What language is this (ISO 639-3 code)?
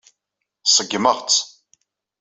kab